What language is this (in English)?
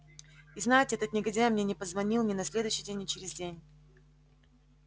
Russian